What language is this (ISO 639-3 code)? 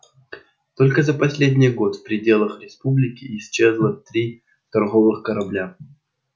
rus